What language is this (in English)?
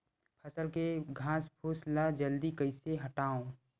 Chhattisgarhi